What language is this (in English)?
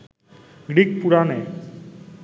Bangla